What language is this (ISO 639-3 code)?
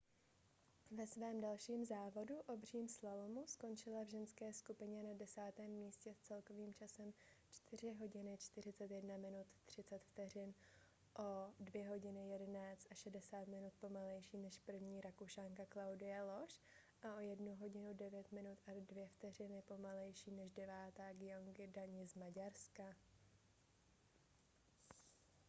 ces